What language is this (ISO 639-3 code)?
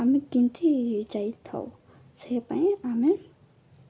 ori